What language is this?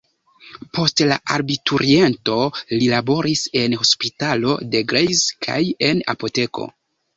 Esperanto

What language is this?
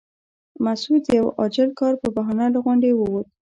Pashto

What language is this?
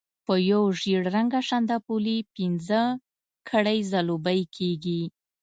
Pashto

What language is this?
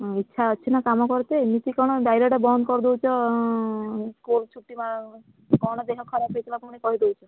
Odia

